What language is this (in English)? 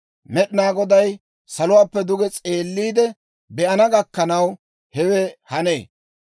Dawro